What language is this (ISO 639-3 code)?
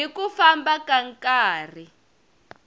tso